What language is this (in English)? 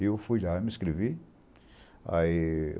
Portuguese